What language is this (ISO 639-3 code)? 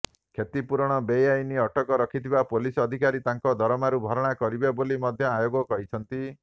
ori